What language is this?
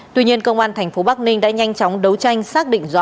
Vietnamese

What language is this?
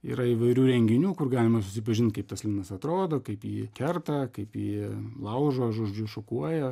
Lithuanian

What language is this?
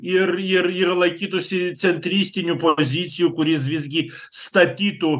Lithuanian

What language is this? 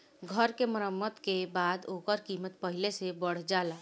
Bhojpuri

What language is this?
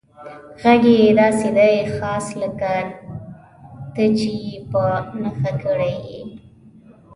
Pashto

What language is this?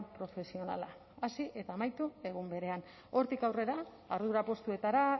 Basque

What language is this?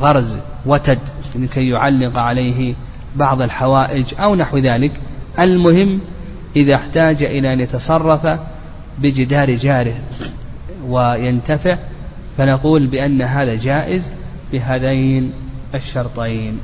Arabic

